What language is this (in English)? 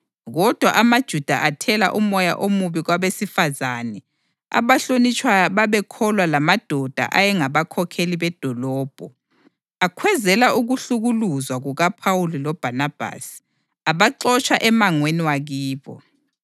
North Ndebele